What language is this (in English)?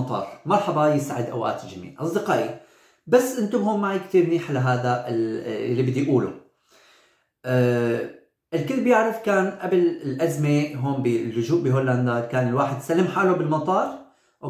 Arabic